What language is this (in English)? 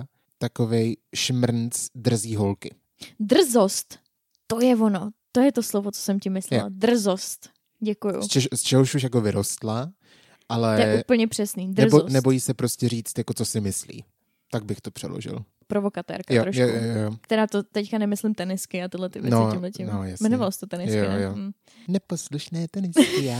Czech